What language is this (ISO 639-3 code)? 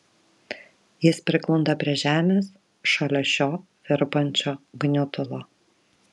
lit